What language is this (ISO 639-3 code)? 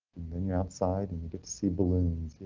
eng